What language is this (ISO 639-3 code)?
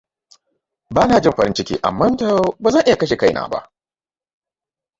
hau